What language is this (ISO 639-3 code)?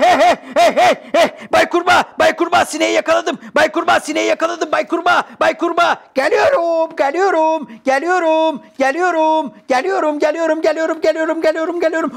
tur